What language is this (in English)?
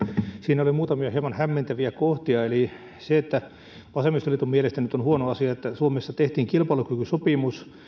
Finnish